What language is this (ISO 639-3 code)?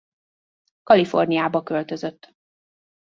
hun